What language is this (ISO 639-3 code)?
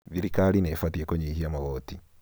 kik